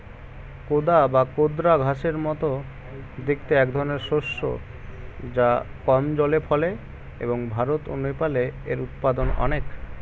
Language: Bangla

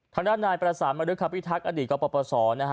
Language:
Thai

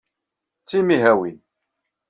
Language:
Kabyle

